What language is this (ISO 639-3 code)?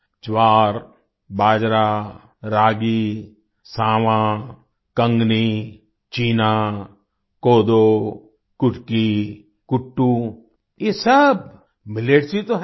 hin